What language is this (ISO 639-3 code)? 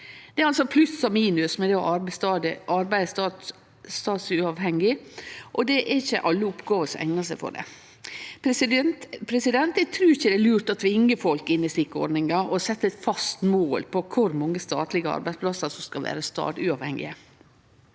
nor